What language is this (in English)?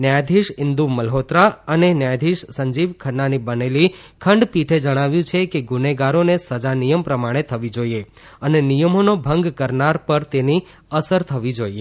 Gujarati